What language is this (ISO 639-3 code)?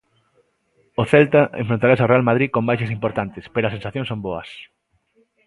glg